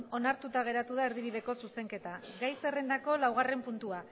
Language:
Basque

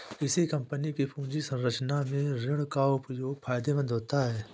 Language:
Hindi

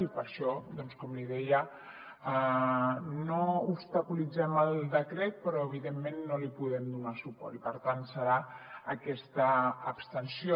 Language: Catalan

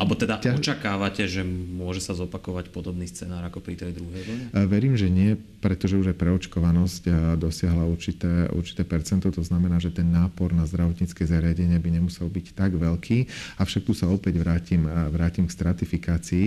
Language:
Slovak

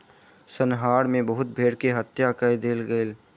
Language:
Maithili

